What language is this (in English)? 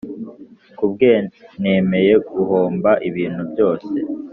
Kinyarwanda